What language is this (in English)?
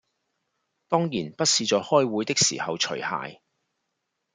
Cantonese